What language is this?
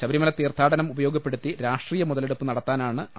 Malayalam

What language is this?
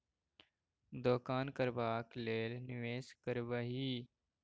Maithili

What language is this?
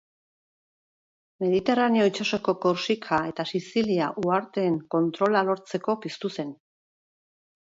Basque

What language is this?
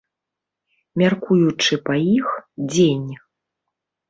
Belarusian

